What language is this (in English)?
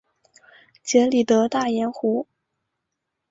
Chinese